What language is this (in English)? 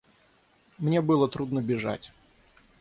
Russian